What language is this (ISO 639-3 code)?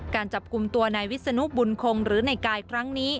tha